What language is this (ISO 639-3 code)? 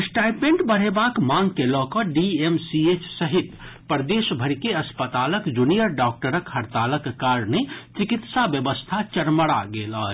mai